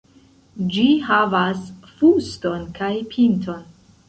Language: Esperanto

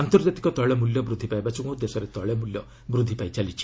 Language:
Odia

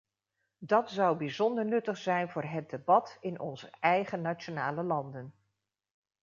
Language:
Dutch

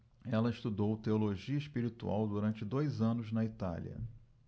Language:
Portuguese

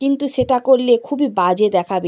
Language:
Bangla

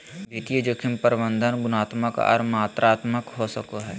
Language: Magahi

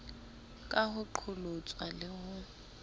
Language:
Southern Sotho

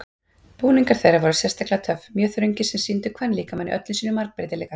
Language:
Icelandic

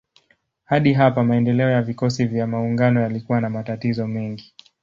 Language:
Swahili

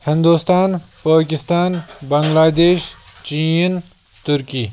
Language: Kashmiri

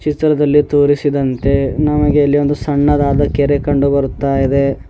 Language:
Kannada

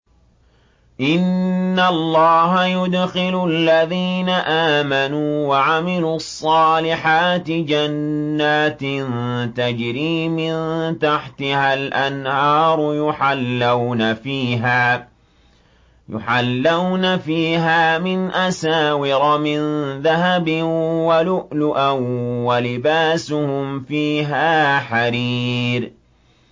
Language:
Arabic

